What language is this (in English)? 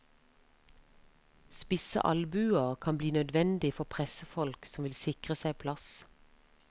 Norwegian